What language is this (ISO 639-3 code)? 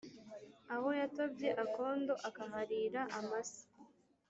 kin